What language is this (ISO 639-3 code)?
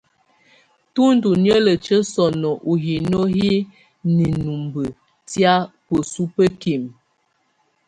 tvu